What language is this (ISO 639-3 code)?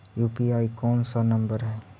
mag